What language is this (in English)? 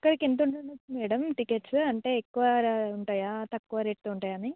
Telugu